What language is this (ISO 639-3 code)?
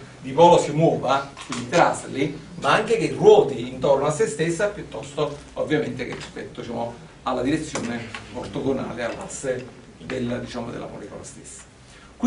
ita